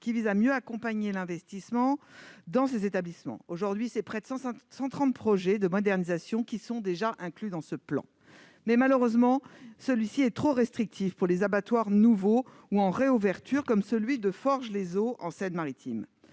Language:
French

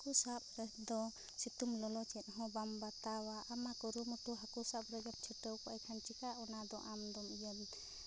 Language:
Santali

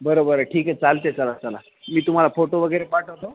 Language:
Marathi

